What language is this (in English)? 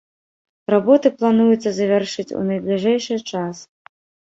Belarusian